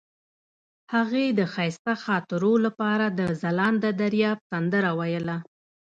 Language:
Pashto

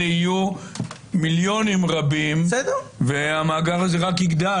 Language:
Hebrew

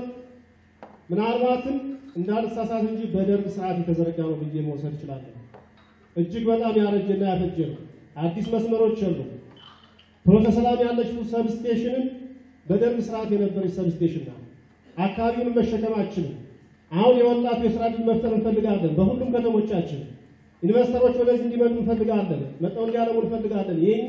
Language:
Turkish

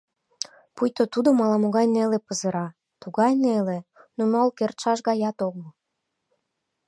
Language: Mari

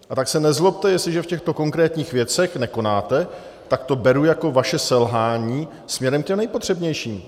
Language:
Czech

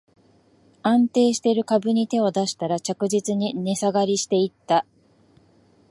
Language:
Japanese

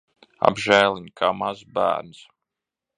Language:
Latvian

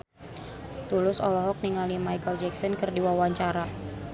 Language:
Sundanese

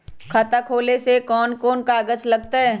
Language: Magahi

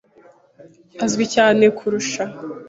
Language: Kinyarwanda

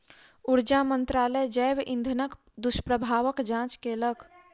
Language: Maithili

